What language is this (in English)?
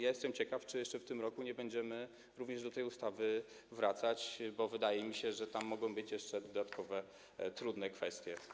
Polish